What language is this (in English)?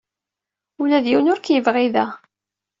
Kabyle